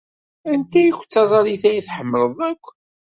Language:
Kabyle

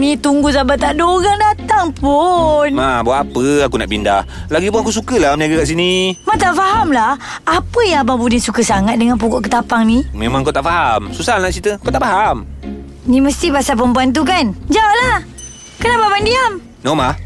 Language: Malay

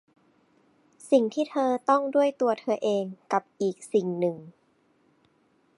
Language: Thai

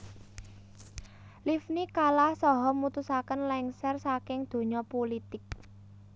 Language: Javanese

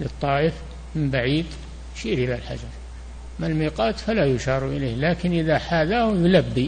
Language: Arabic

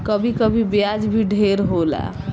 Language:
Bhojpuri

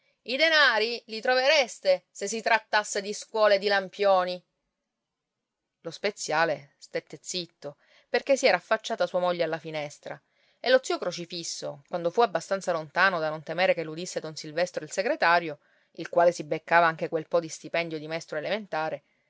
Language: Italian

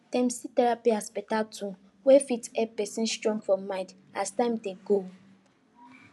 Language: Nigerian Pidgin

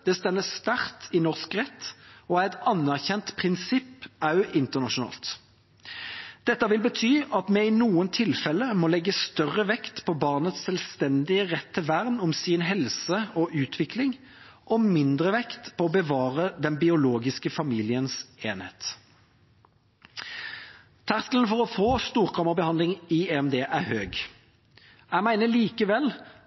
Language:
Norwegian Bokmål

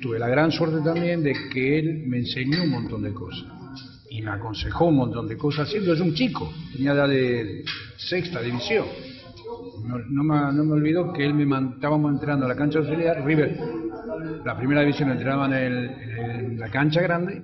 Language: Spanish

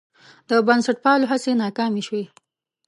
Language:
Pashto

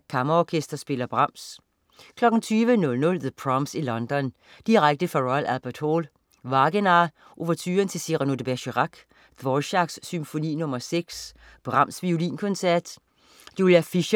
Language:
Danish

